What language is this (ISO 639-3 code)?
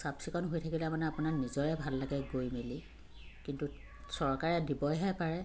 asm